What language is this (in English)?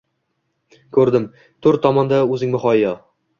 Uzbek